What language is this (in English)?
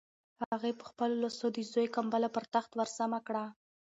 Pashto